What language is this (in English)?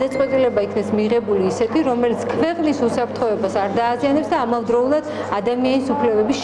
Russian